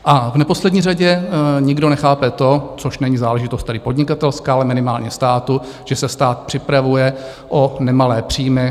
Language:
Czech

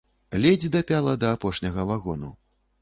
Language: Belarusian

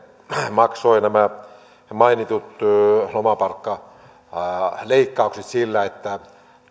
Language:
Finnish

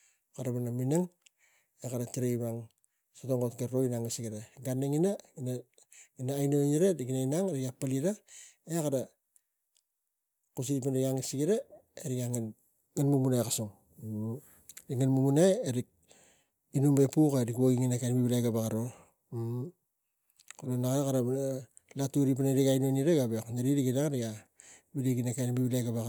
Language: Tigak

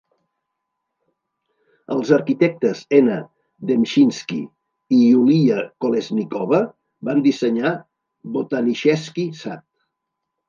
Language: Catalan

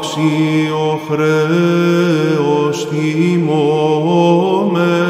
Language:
Greek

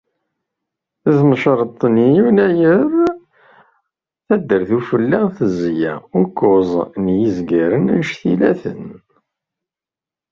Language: Kabyle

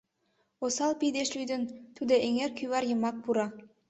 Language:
Mari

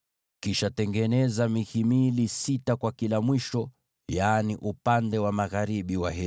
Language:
Swahili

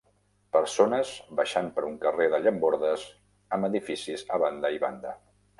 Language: Catalan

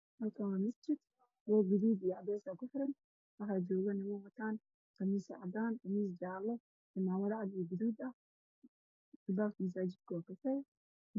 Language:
Somali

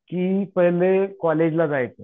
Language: Marathi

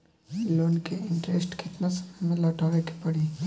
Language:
Bhojpuri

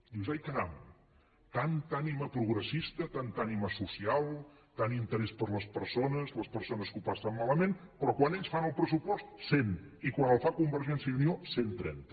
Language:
Catalan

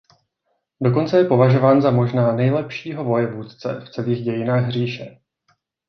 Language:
Czech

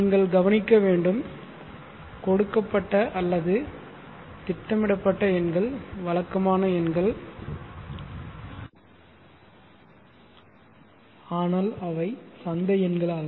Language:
Tamil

